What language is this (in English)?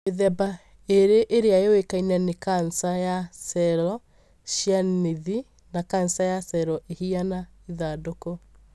Kikuyu